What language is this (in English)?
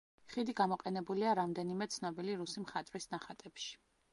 Georgian